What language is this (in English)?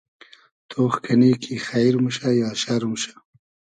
Hazaragi